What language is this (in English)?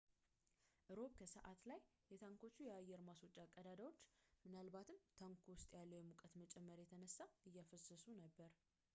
Amharic